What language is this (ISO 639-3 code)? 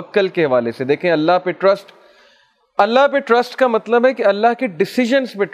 urd